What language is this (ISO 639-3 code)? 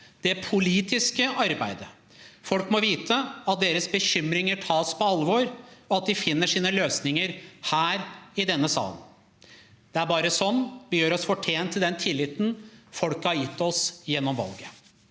nor